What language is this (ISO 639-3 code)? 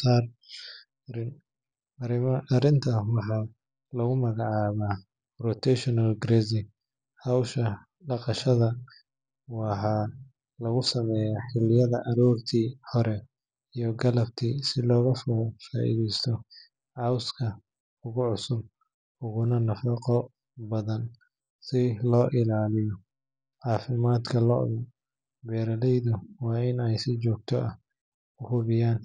som